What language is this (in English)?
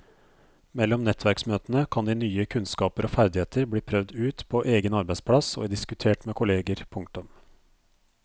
Norwegian